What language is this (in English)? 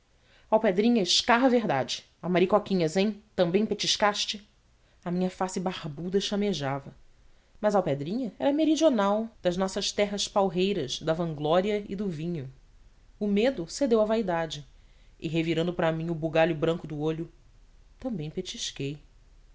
Portuguese